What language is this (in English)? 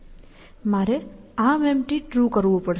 Gujarati